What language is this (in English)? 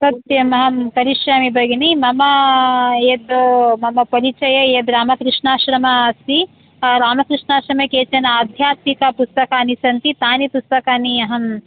Sanskrit